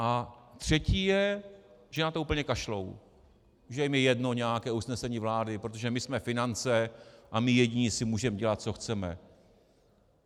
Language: Czech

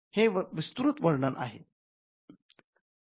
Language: Marathi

